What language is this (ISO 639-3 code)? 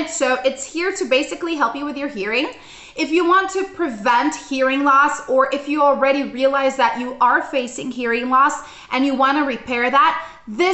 eng